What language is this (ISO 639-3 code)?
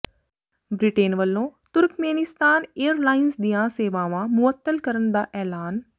pan